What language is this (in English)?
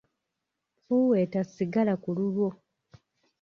Ganda